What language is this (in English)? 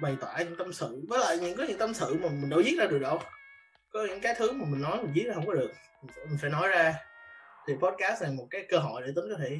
Vietnamese